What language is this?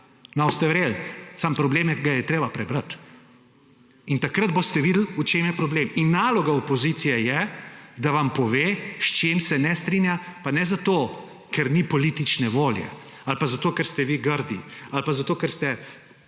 Slovenian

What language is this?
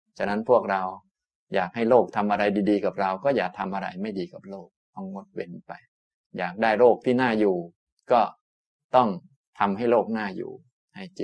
Thai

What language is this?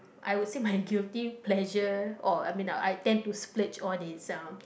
English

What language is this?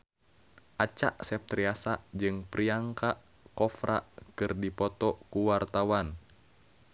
Sundanese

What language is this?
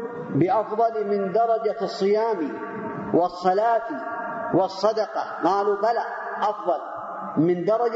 Arabic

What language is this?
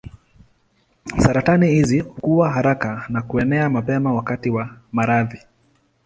Swahili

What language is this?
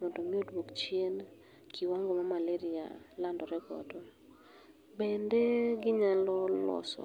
Luo (Kenya and Tanzania)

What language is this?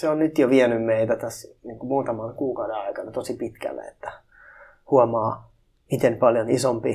Finnish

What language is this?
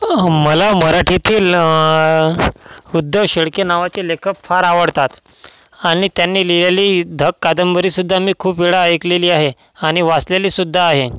Marathi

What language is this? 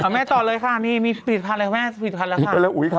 Thai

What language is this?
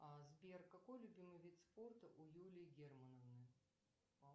Russian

